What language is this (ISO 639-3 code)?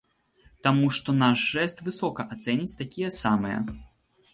bel